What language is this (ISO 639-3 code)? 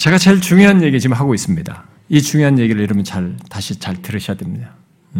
kor